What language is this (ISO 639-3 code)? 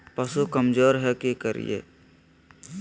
mag